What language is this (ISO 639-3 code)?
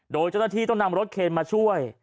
tha